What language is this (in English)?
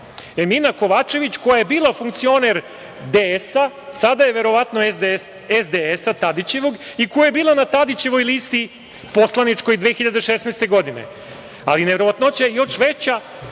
Serbian